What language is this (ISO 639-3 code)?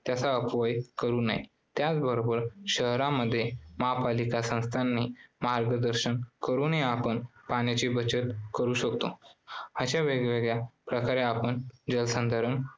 mar